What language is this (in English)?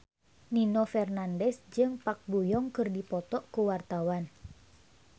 Sundanese